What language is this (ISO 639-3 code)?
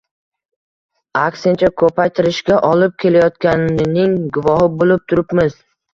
uzb